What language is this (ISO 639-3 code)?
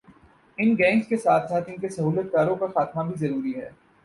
urd